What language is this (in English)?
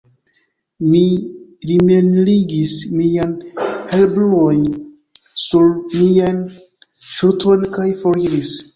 Esperanto